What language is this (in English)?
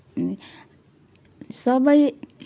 Nepali